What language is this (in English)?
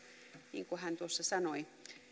Finnish